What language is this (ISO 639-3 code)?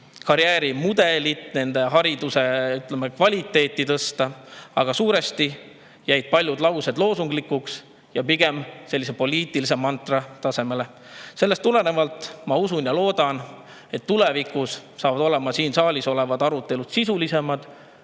est